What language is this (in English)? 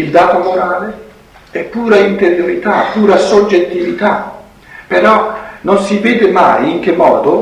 Italian